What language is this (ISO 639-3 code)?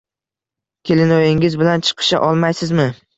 uzb